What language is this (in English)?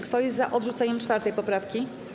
Polish